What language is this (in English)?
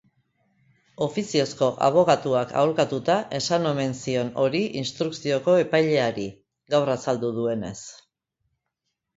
Basque